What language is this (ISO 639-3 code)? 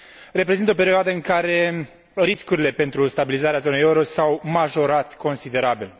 ron